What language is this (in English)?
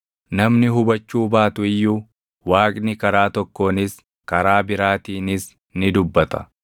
Oromo